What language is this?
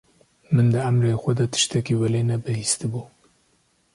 Kurdish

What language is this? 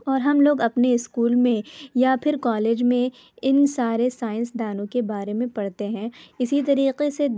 Urdu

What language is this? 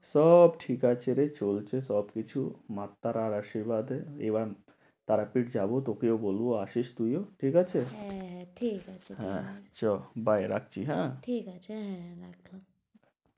Bangla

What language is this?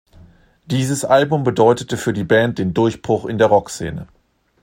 German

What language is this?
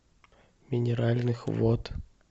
Russian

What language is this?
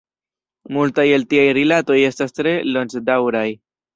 Esperanto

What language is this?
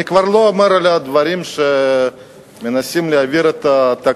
Hebrew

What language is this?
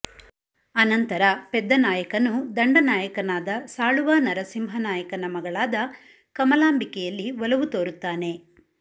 Kannada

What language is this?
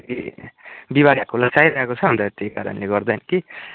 Nepali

